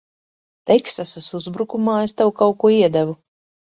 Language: Latvian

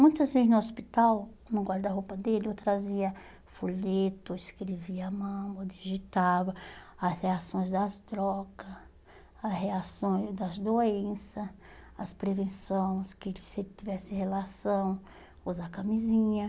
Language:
Portuguese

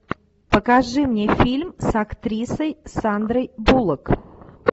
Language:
Russian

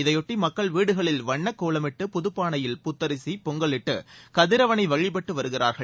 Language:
Tamil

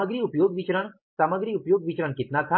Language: Hindi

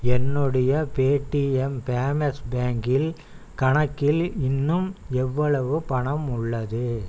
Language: Tamil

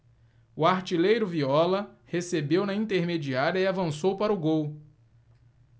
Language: Portuguese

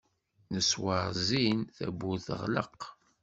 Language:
Kabyle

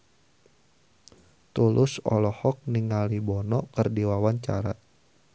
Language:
Sundanese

